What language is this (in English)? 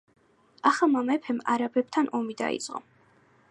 Georgian